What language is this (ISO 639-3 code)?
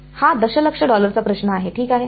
mar